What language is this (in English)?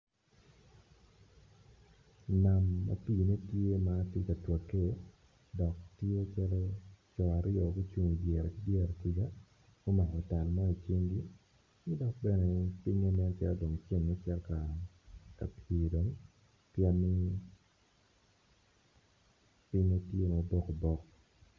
Acoli